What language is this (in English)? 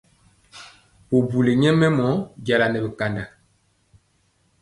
Mpiemo